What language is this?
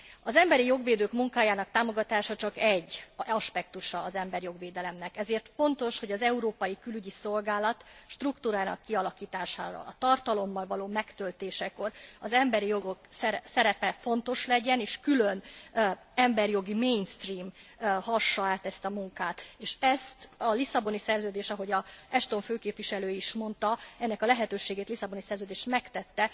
Hungarian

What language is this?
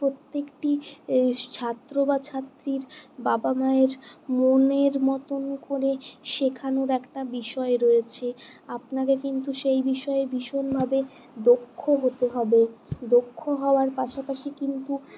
Bangla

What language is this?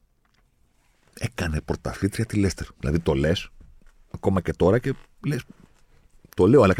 Greek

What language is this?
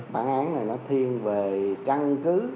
Vietnamese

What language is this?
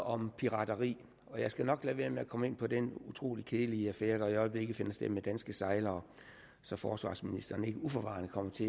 Danish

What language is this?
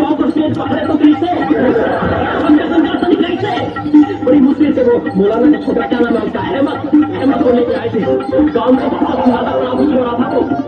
Hindi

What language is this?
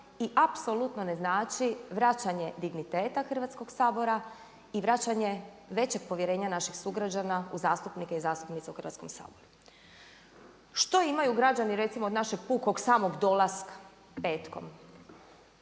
Croatian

